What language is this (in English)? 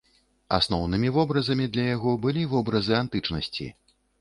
Belarusian